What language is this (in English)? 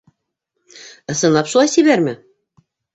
Bashkir